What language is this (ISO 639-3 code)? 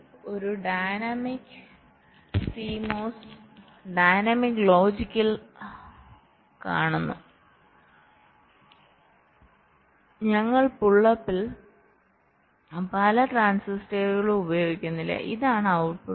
mal